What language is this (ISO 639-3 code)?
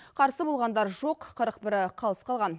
kaz